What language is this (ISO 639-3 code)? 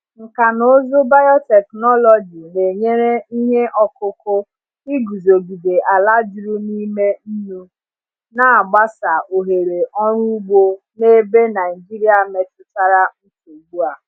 ibo